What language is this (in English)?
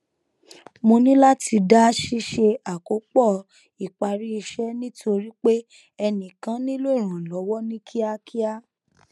Yoruba